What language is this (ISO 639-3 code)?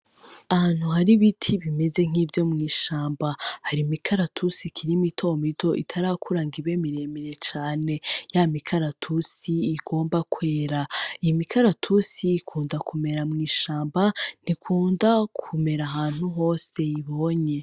run